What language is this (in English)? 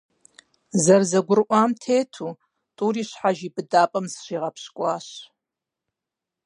Kabardian